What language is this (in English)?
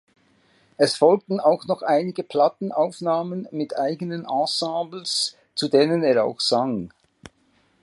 German